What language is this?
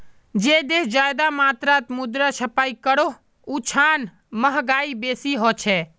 Magahi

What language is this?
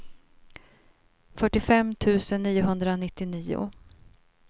Swedish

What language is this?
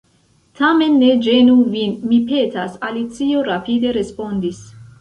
Esperanto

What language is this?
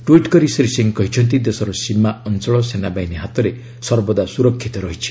Odia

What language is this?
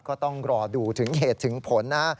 Thai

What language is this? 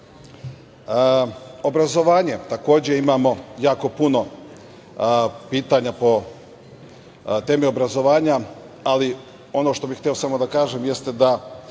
Serbian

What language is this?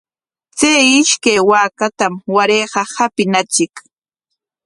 Corongo Ancash Quechua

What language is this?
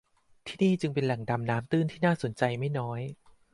Thai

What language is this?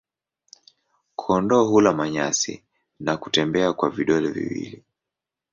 Swahili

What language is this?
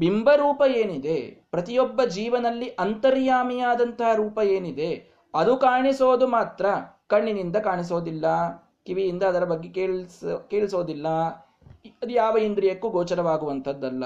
Kannada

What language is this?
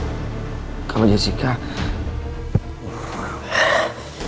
Indonesian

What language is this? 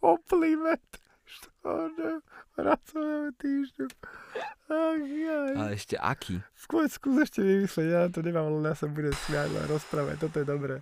Slovak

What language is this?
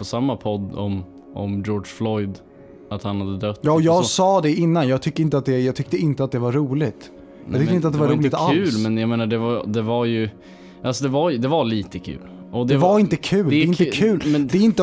Swedish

